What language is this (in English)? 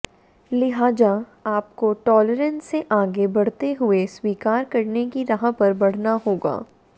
Hindi